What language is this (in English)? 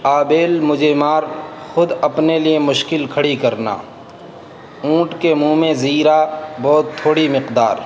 Urdu